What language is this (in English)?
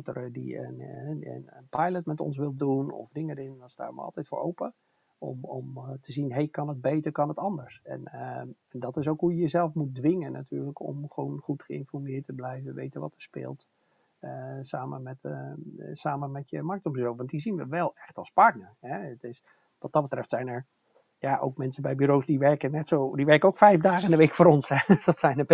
Dutch